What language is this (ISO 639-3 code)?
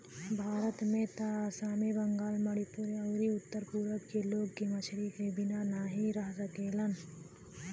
bho